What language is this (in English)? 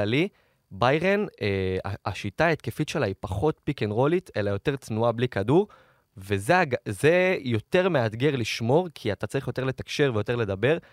Hebrew